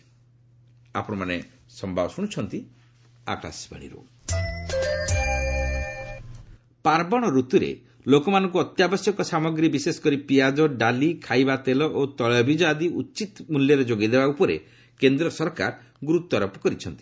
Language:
Odia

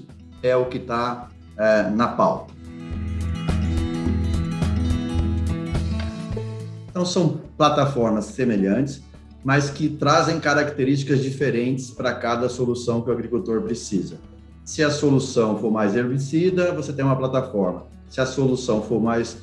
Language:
Portuguese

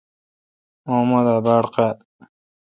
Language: Kalkoti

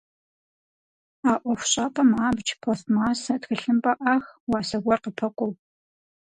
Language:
Kabardian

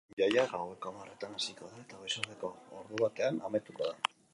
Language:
Basque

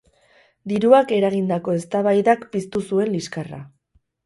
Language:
Basque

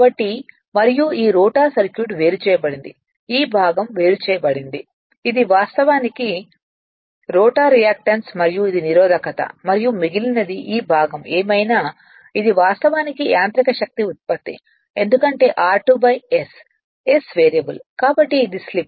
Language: Telugu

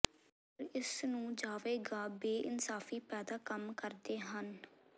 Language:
Punjabi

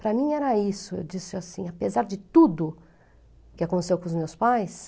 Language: Portuguese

